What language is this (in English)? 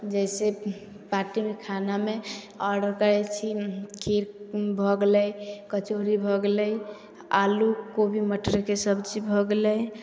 Maithili